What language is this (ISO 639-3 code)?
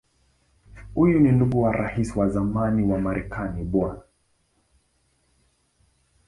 swa